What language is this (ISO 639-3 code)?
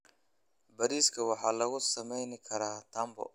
som